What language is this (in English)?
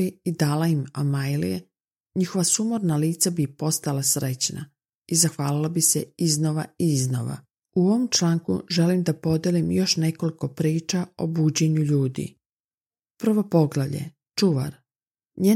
Croatian